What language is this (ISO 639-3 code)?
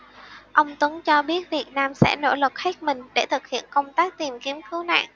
vie